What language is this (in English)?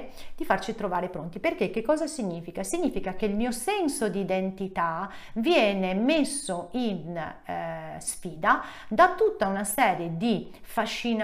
Italian